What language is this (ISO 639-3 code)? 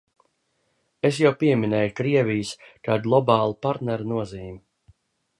lav